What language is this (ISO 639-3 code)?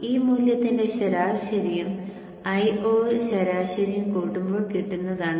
mal